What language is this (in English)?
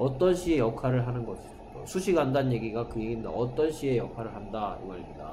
Korean